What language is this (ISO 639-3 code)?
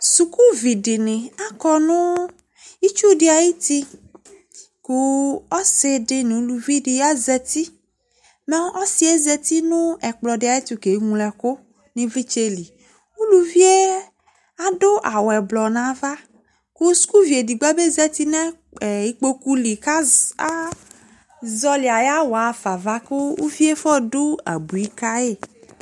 kpo